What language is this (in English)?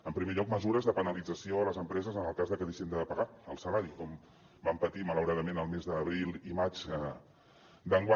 Catalan